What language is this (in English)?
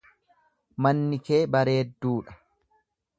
Oromo